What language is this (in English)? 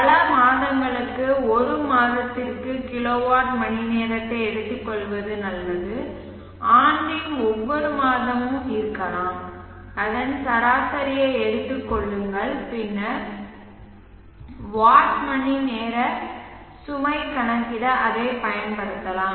Tamil